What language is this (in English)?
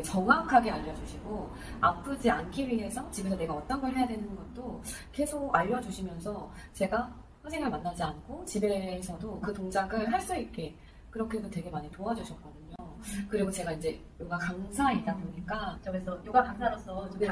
Korean